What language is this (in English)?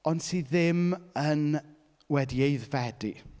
Welsh